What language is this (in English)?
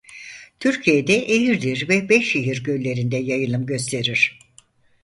Turkish